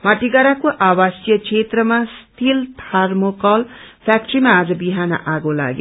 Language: Nepali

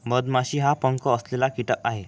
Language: Marathi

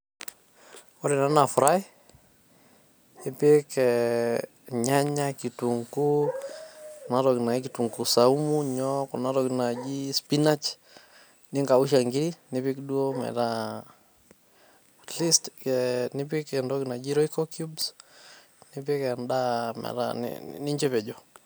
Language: Masai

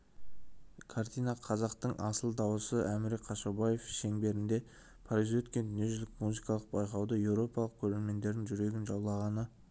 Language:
Kazakh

